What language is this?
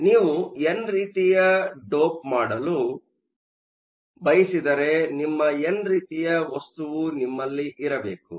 Kannada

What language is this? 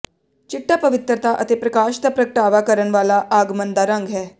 Punjabi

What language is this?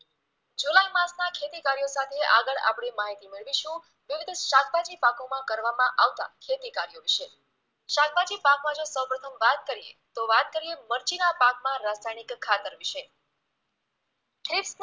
Gujarati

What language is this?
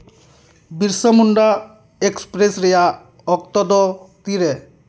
Santali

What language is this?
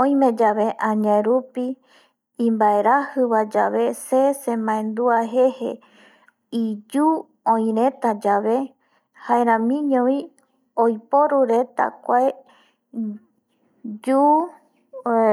Eastern Bolivian Guaraní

